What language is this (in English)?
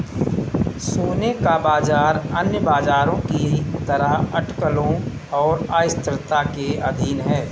Hindi